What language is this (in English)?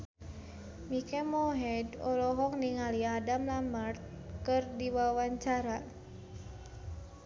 Sundanese